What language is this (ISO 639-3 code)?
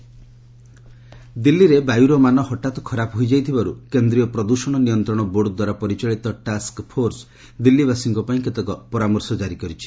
ori